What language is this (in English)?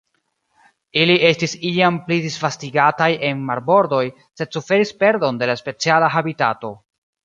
Esperanto